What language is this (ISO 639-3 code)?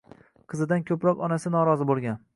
uzb